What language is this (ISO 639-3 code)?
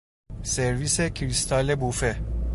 fas